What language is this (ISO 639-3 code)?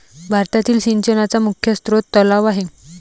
mar